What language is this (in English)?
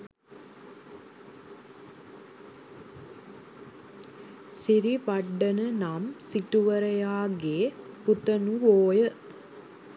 Sinhala